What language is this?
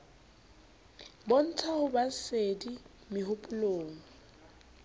Southern Sotho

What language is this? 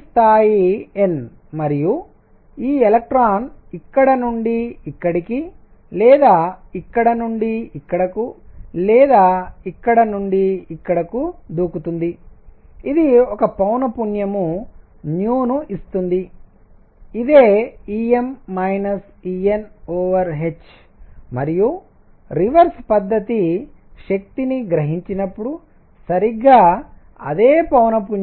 Telugu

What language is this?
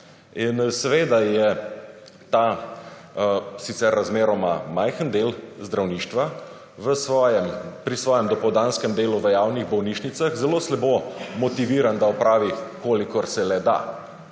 Slovenian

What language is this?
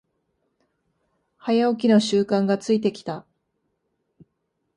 Japanese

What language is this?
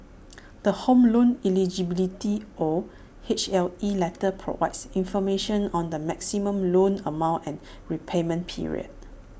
English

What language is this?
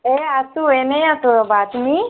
Assamese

